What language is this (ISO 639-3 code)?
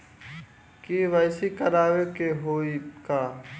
bho